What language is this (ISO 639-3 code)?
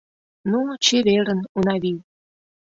chm